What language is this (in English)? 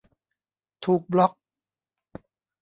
Thai